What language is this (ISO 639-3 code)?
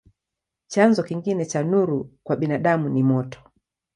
swa